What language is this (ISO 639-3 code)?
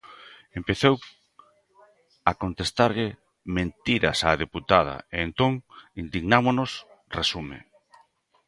glg